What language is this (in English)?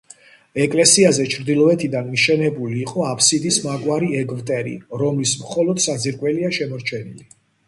Georgian